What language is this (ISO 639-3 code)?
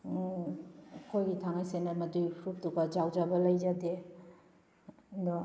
mni